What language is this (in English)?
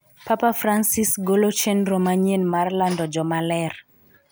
Luo (Kenya and Tanzania)